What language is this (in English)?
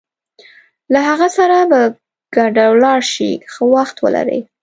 Pashto